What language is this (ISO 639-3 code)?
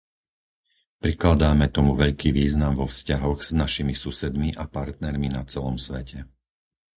slk